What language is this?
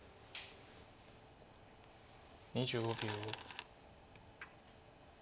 Japanese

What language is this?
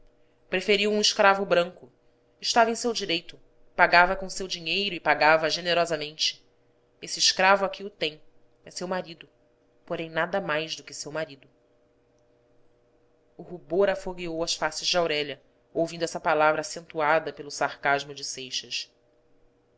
Portuguese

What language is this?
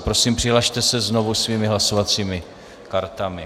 Czech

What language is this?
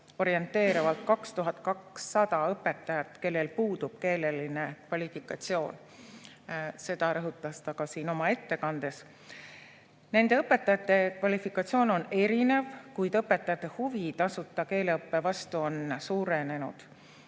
Estonian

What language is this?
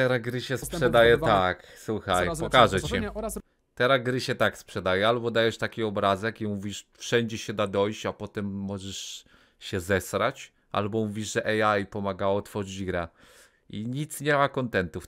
Polish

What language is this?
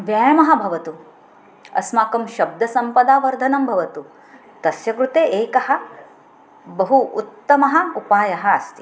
Sanskrit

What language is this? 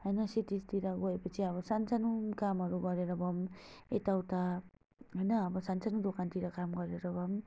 Nepali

